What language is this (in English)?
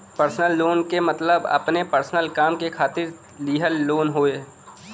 Bhojpuri